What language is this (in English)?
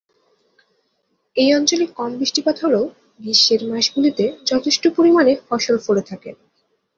Bangla